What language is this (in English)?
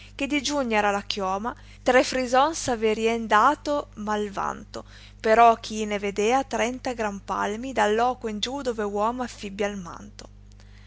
Italian